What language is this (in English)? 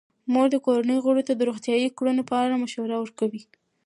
Pashto